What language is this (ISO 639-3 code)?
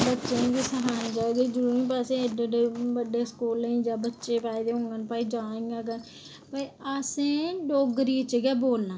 doi